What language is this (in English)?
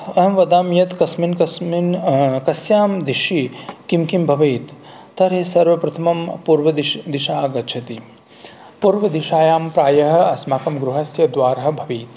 Sanskrit